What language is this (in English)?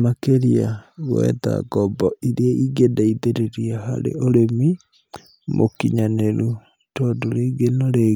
Kikuyu